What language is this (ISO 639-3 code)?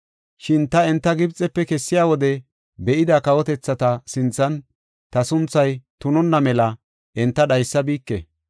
gof